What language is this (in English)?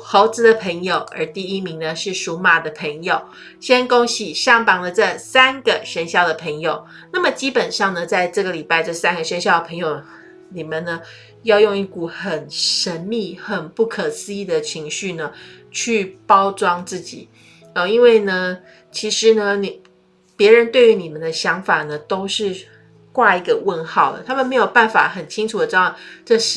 Chinese